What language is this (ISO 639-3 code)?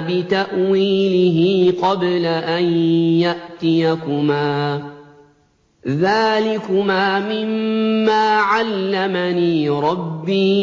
ara